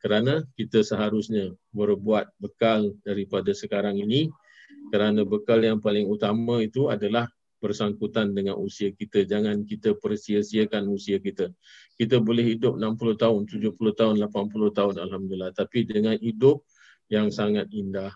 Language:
Malay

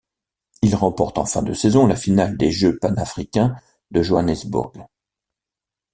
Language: French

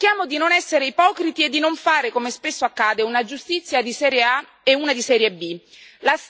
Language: Italian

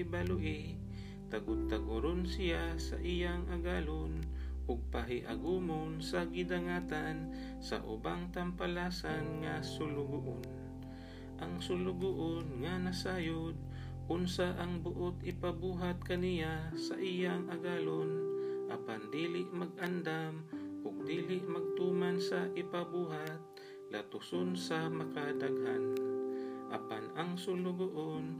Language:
Filipino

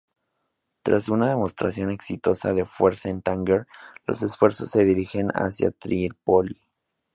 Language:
Spanish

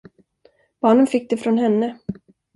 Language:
Swedish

